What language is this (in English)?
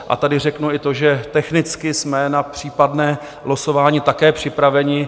Czech